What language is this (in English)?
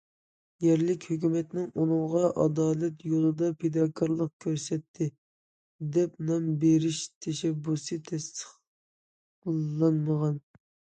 Uyghur